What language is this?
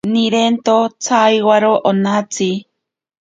Ashéninka Perené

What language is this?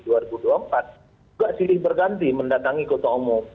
Indonesian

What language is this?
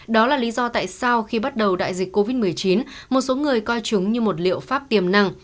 Vietnamese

